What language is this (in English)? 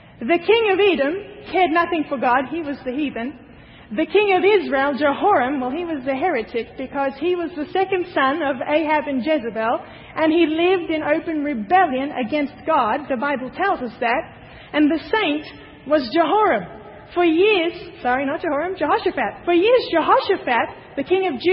English